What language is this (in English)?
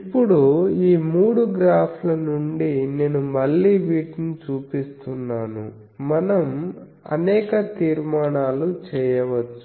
Telugu